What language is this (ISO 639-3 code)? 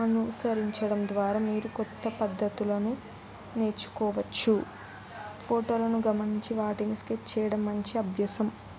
tel